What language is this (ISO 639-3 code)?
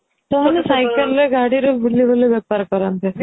ori